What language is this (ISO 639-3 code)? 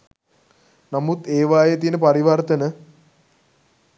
sin